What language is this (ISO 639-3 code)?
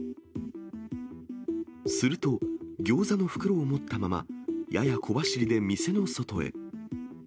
jpn